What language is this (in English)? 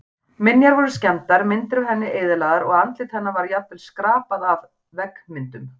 Icelandic